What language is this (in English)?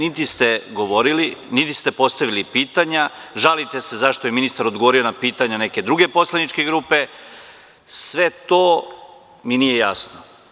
Serbian